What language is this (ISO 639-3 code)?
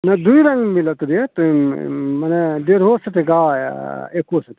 mai